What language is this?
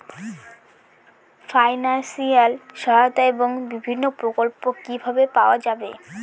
Bangla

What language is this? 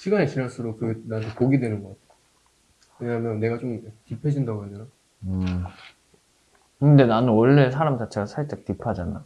Korean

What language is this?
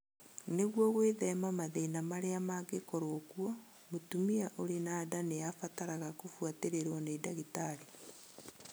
Kikuyu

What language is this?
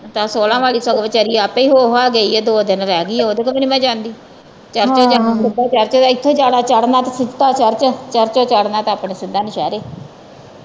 Punjabi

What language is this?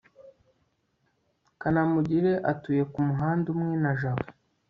Kinyarwanda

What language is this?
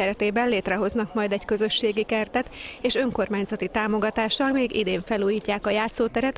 Hungarian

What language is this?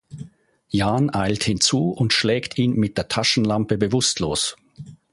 German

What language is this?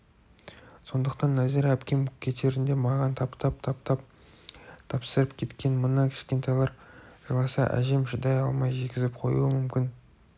Kazakh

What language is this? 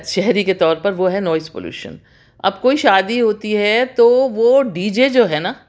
Urdu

